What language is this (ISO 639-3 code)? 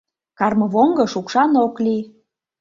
chm